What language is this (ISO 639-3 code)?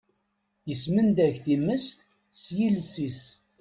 kab